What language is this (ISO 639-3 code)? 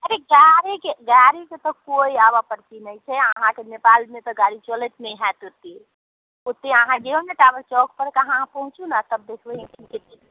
mai